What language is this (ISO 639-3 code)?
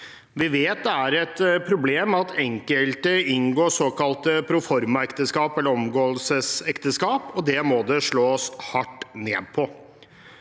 nor